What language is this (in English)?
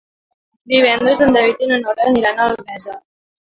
Catalan